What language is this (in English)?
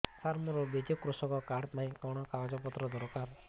Odia